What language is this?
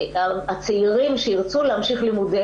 Hebrew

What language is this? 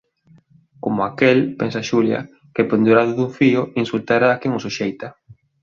Galician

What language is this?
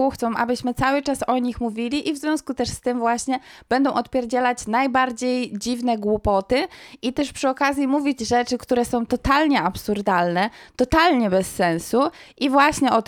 Polish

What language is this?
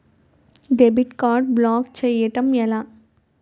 Telugu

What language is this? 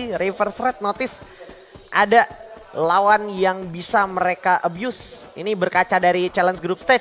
Indonesian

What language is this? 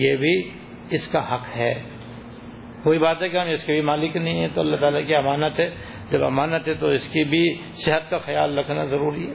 Urdu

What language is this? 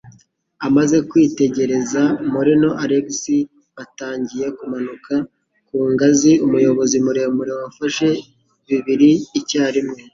Kinyarwanda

